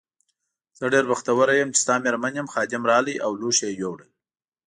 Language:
Pashto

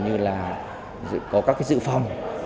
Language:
Vietnamese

